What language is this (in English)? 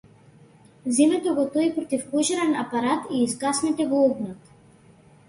Macedonian